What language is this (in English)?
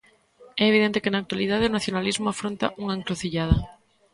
Galician